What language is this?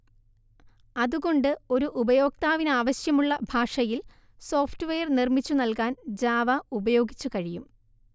Malayalam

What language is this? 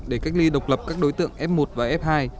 Vietnamese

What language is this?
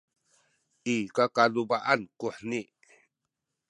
Sakizaya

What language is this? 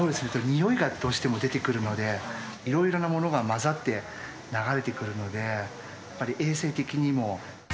Japanese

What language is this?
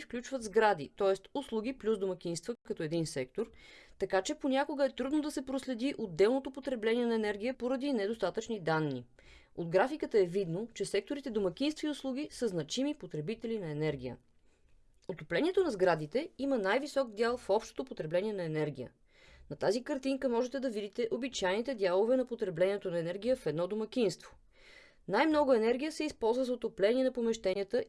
Bulgarian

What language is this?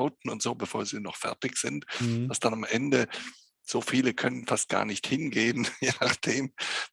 German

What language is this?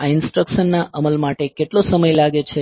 Gujarati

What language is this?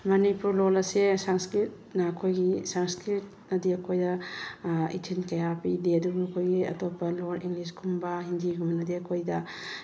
Manipuri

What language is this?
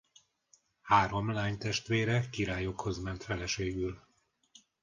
Hungarian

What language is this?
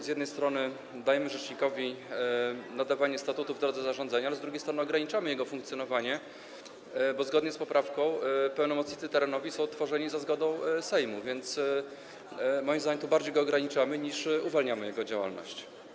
Polish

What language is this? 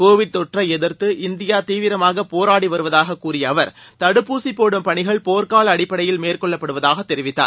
Tamil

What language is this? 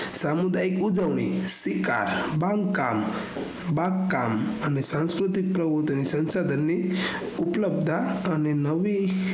Gujarati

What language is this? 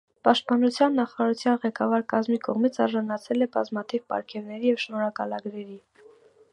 Armenian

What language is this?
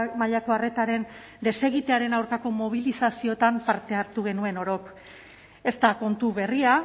Basque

